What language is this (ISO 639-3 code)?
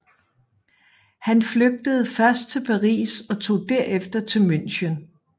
dan